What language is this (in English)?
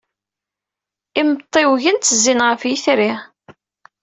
Kabyle